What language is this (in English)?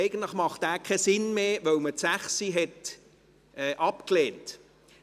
Swiss German